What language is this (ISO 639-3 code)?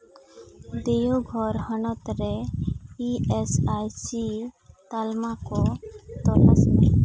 sat